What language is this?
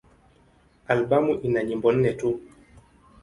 Swahili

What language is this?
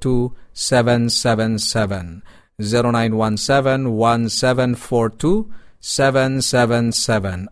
Filipino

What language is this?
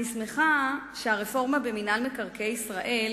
Hebrew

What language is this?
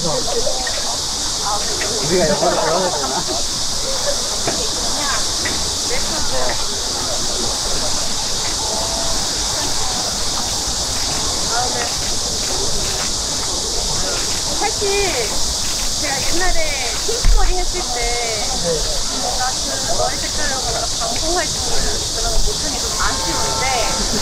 Korean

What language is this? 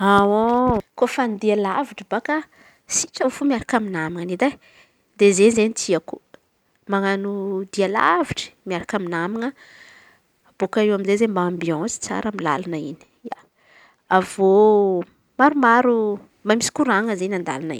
Antankarana Malagasy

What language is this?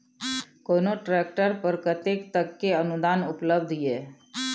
Maithili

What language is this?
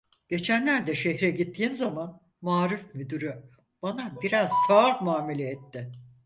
Turkish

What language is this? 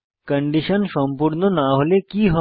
Bangla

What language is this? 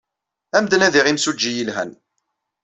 Kabyle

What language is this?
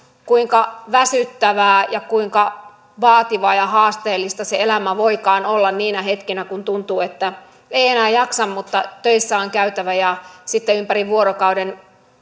Finnish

